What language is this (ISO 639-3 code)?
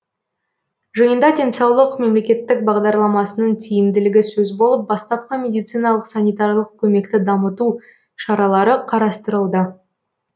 kaz